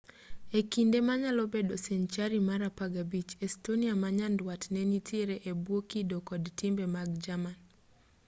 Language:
Luo (Kenya and Tanzania)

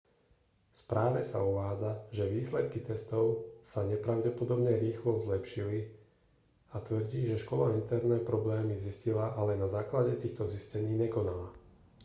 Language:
Slovak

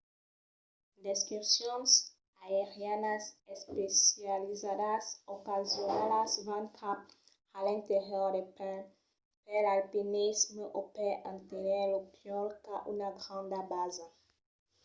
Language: Occitan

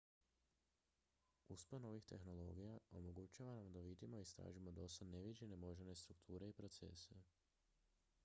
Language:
Croatian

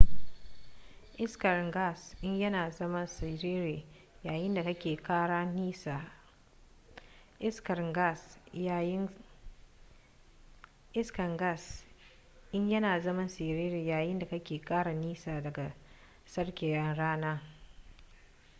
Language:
Hausa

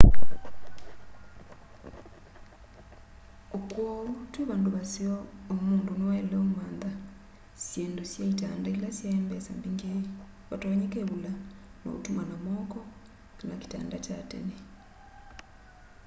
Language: Kamba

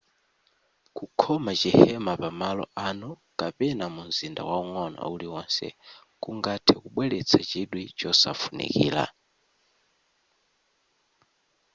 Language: Nyanja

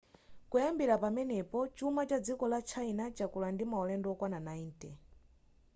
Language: Nyanja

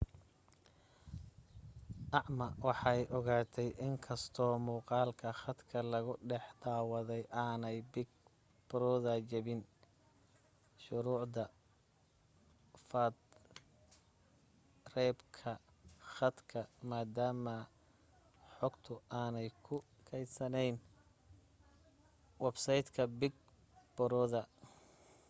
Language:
Somali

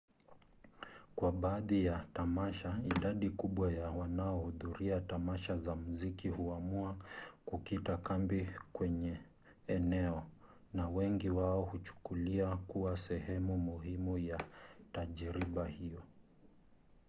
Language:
Swahili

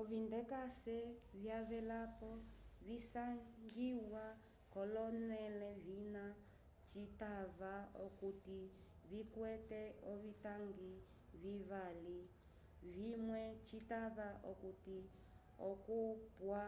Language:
Umbundu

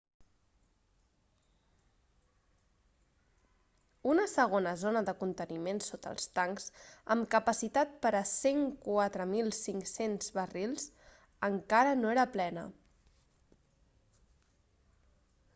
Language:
Catalan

